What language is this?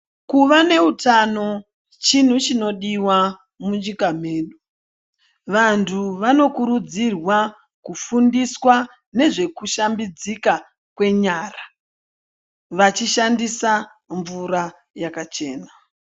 Ndau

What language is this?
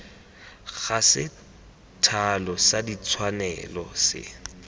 Tswana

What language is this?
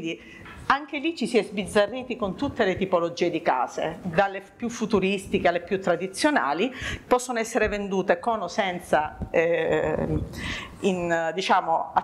Italian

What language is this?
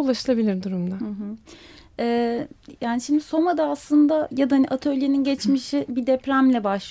Turkish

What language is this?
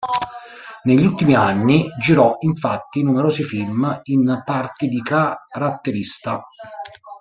Italian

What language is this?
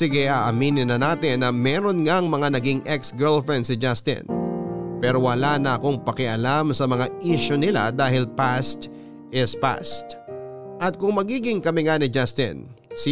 Filipino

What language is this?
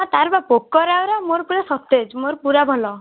Odia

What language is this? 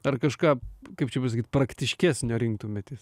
Lithuanian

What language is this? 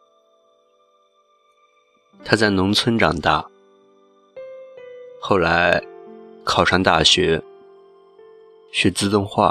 Chinese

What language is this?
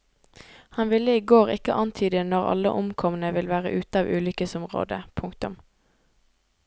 Norwegian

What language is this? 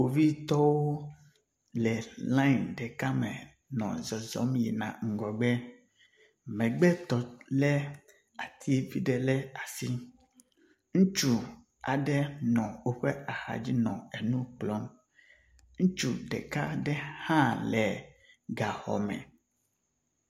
Ewe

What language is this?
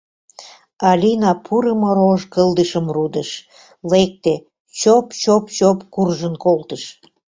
Mari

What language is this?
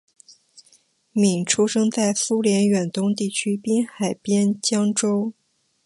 Chinese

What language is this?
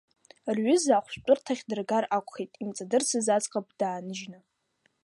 Abkhazian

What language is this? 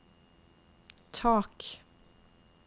Norwegian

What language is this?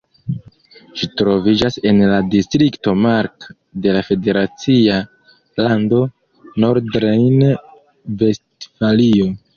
Esperanto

